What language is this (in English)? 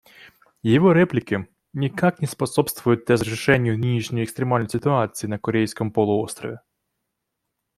Russian